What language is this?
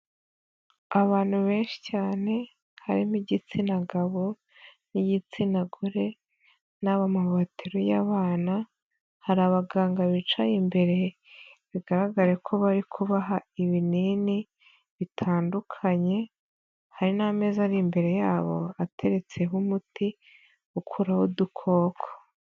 Kinyarwanda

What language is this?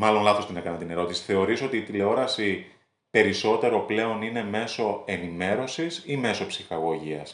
Greek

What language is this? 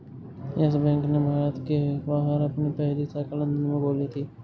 Hindi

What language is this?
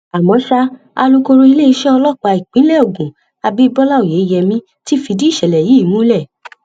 Yoruba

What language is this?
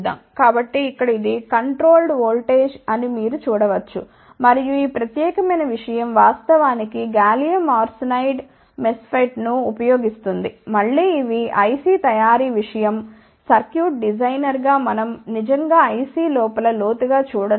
Telugu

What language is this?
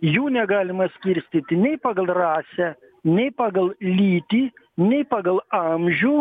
Lithuanian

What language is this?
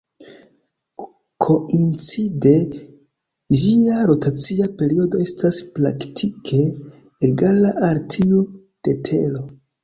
Esperanto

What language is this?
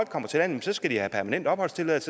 Danish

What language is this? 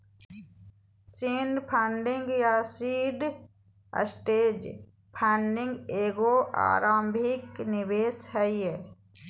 Magahi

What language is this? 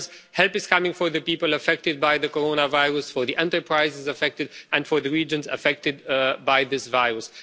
English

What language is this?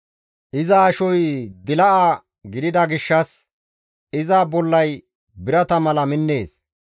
Gamo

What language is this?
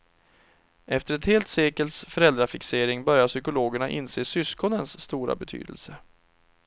Swedish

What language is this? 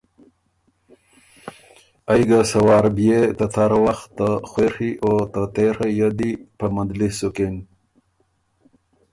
Ormuri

